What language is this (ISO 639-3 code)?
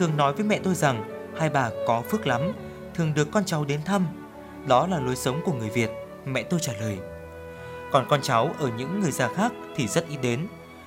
vie